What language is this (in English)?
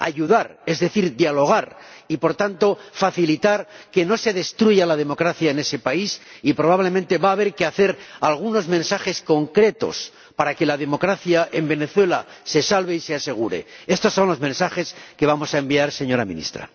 Spanish